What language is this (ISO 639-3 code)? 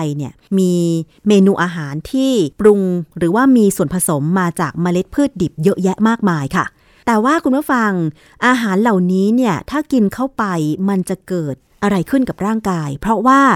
tha